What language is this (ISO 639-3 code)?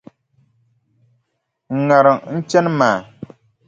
dag